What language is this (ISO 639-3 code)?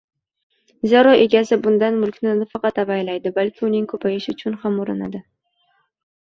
uzb